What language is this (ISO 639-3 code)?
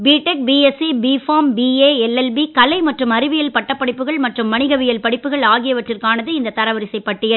tam